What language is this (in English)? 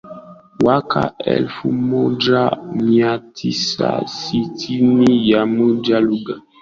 Swahili